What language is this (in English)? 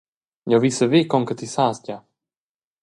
Romansh